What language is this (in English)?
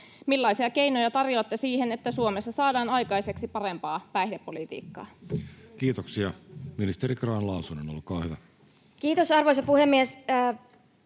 Finnish